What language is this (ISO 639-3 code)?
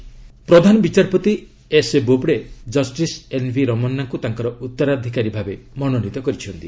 ori